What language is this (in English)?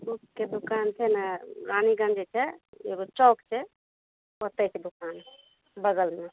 Maithili